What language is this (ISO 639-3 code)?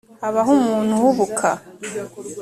kin